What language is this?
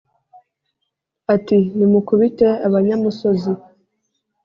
Kinyarwanda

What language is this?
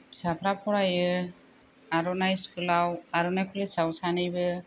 Bodo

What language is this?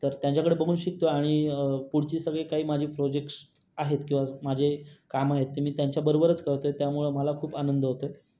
Marathi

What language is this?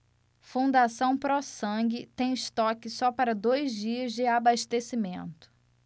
Portuguese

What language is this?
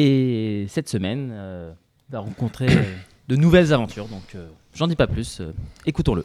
French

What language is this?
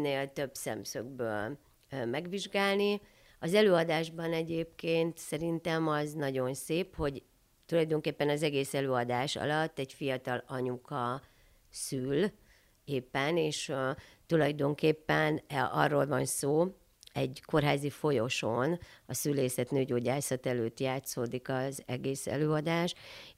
Hungarian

